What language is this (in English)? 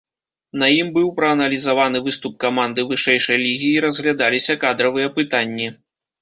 Belarusian